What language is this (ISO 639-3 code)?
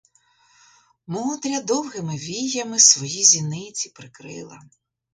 ukr